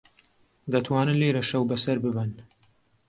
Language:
Central Kurdish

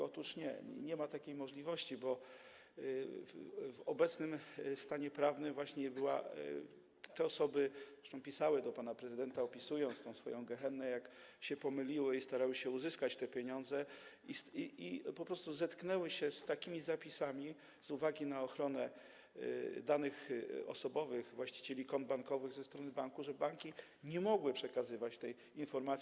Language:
Polish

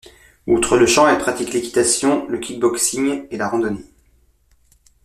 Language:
French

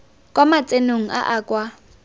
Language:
Tswana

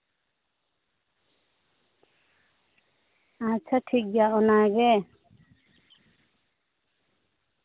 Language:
Santali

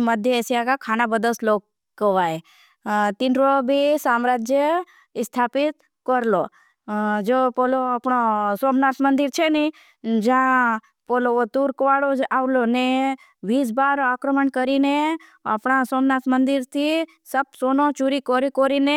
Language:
Bhili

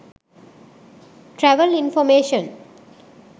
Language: Sinhala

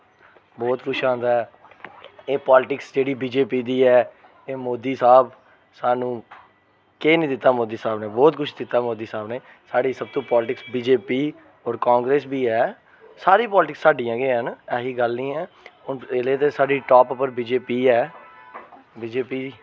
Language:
Dogri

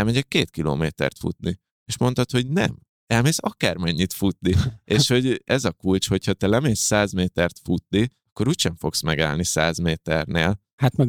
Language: Hungarian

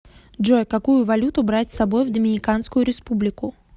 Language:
Russian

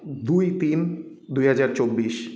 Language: Bangla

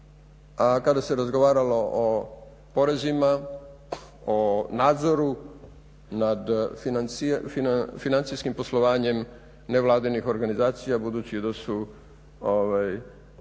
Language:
Croatian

